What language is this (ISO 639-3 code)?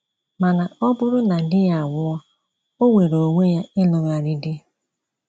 ibo